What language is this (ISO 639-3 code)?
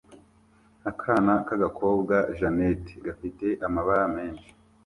kin